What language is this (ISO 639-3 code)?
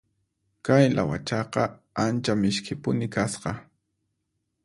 qxp